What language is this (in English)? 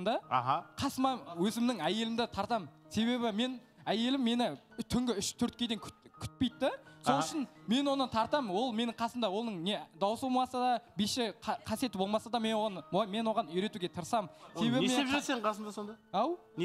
Turkish